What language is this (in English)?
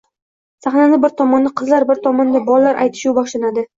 Uzbek